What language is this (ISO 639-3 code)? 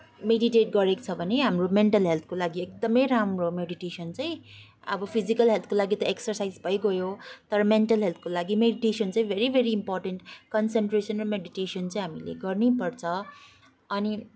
nep